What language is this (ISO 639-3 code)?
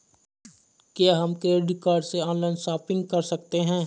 hin